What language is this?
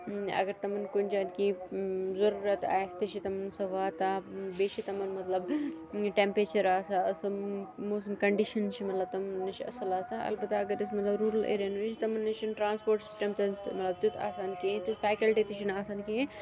Kashmiri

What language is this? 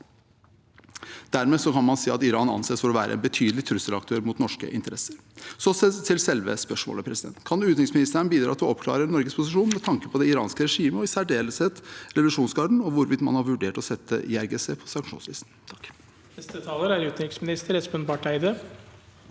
Norwegian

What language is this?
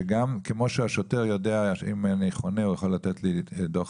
Hebrew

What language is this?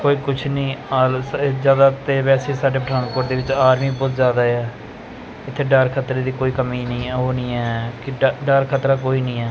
Punjabi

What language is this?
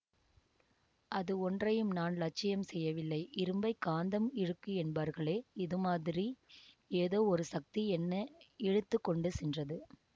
Tamil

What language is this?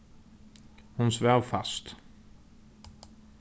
Faroese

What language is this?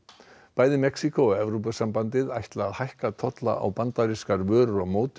Icelandic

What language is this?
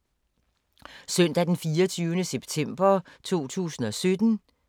Danish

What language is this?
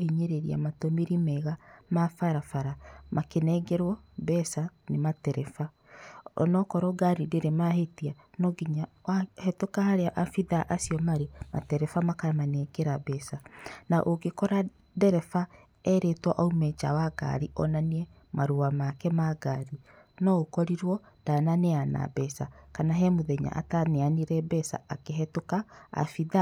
Kikuyu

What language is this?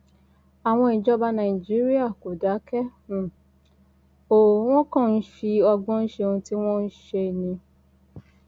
Yoruba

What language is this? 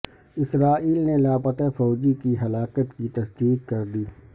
Urdu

